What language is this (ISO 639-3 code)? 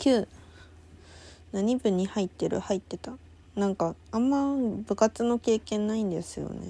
jpn